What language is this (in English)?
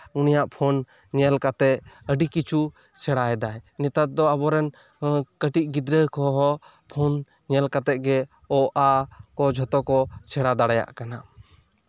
Santali